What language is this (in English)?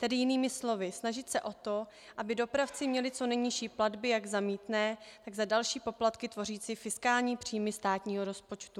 Czech